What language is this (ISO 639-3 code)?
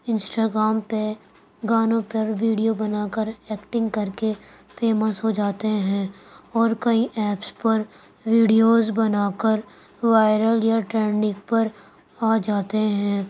urd